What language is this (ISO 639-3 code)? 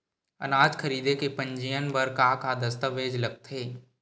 hne